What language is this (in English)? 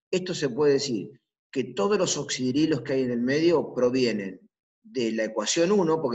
Spanish